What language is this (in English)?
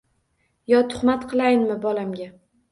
Uzbek